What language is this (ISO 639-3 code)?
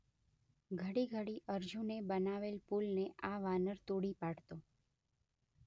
guj